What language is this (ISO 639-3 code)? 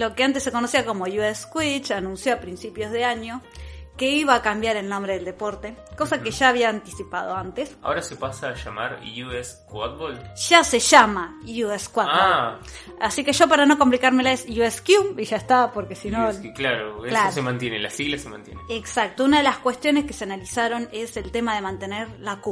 spa